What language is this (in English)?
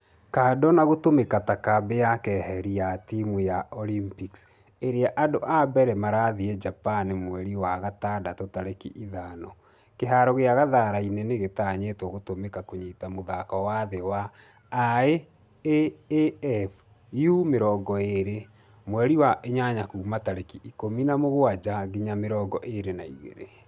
Kikuyu